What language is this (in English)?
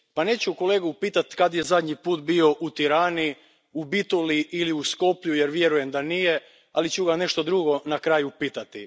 Croatian